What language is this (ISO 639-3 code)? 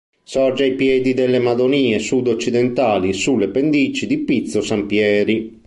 ita